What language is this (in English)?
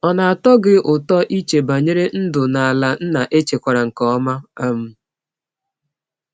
Igbo